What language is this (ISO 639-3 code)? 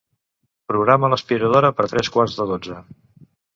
cat